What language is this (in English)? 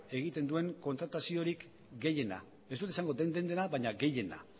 Basque